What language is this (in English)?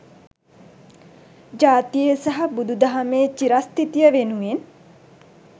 Sinhala